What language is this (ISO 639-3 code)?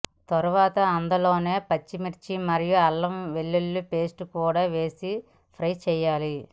tel